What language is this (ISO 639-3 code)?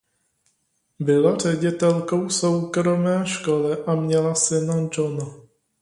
ces